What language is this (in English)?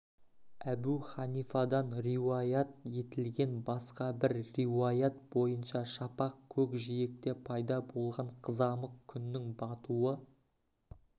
Kazakh